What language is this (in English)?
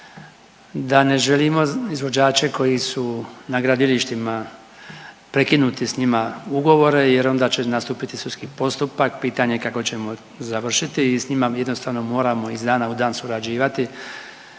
Croatian